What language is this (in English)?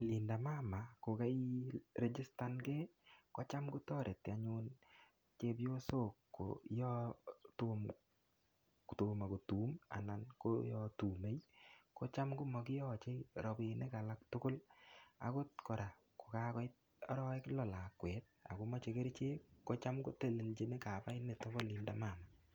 Kalenjin